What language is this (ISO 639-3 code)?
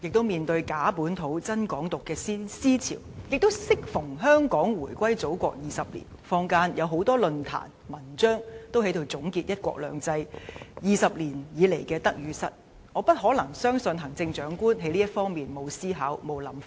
yue